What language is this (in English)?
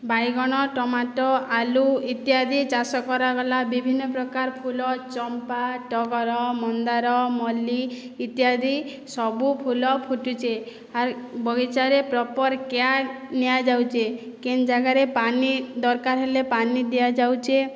Odia